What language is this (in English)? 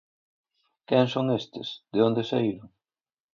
Galician